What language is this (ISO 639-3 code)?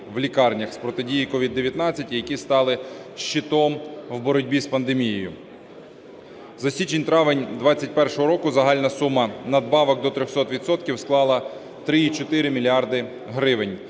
ukr